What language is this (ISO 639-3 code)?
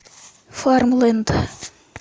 rus